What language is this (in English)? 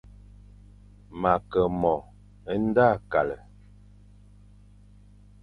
Fang